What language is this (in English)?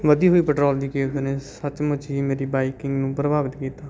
Punjabi